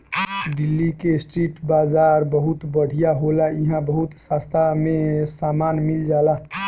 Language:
Bhojpuri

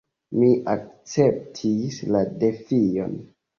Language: Esperanto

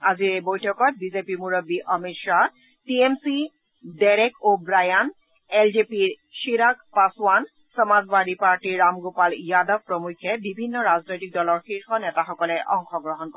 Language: Assamese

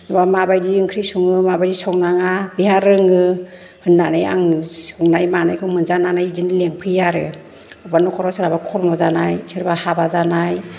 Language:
Bodo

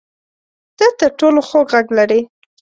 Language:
Pashto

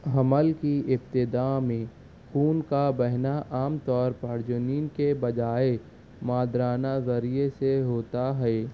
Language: Urdu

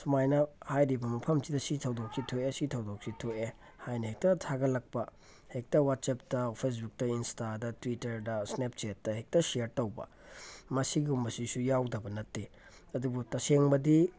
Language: Manipuri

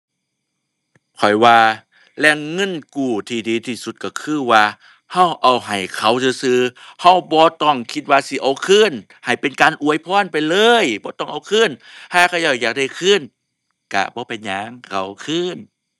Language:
Thai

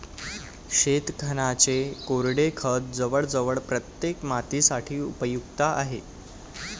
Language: Marathi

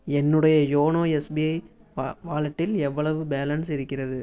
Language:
Tamil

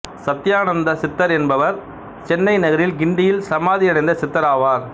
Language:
Tamil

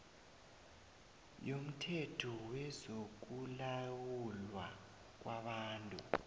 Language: South Ndebele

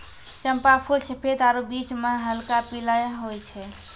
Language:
Maithili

